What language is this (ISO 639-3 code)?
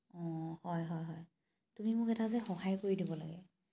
asm